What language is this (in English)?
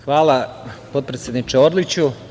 Serbian